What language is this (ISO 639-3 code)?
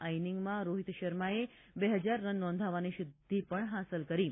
guj